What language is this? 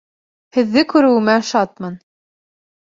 Bashkir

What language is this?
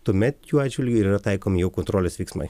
Lithuanian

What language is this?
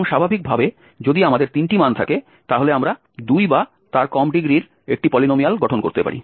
Bangla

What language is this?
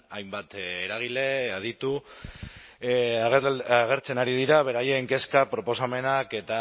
Basque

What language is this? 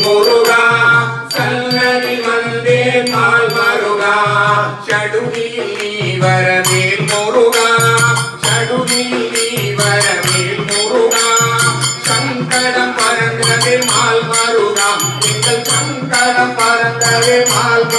Arabic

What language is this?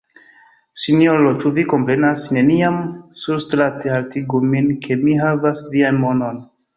Esperanto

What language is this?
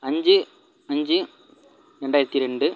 Tamil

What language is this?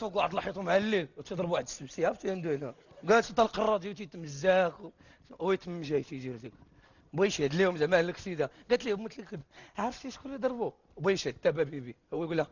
Arabic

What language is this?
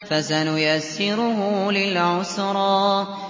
Arabic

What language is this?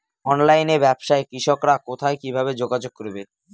Bangla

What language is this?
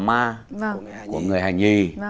Vietnamese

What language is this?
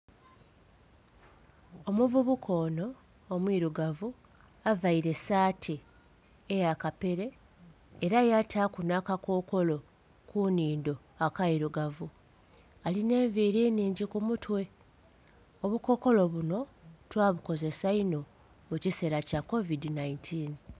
Soga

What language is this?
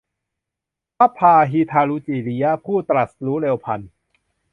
Thai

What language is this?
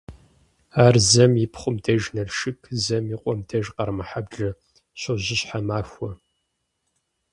Kabardian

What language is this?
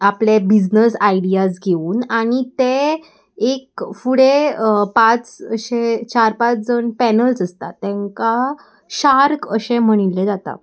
Konkani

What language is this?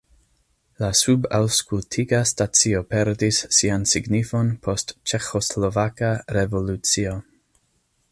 Esperanto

